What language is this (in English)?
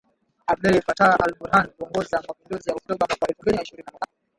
Swahili